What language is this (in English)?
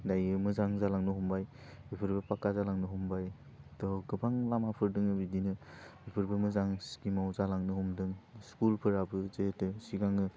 Bodo